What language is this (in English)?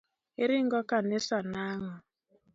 Luo (Kenya and Tanzania)